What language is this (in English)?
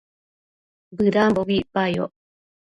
Matsés